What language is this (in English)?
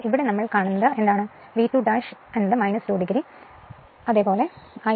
Malayalam